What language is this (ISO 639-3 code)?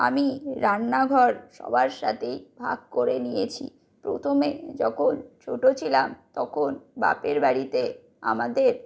ben